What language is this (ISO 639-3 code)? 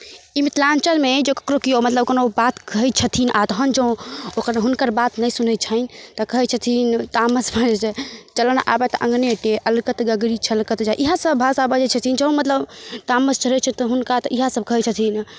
mai